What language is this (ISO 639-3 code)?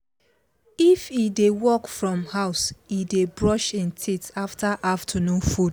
pcm